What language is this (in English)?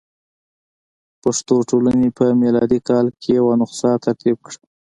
Pashto